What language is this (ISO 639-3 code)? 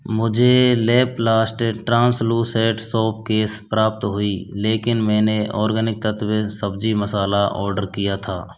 hin